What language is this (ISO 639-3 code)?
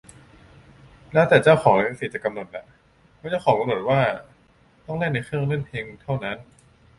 tha